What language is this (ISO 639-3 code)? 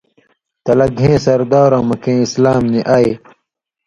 mvy